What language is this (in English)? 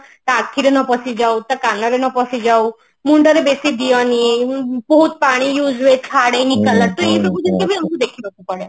Odia